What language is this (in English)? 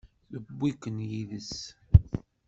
Kabyle